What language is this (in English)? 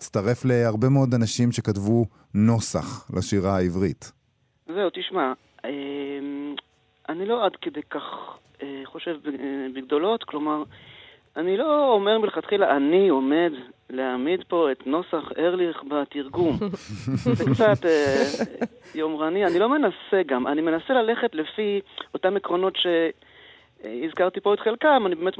Hebrew